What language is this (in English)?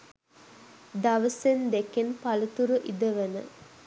Sinhala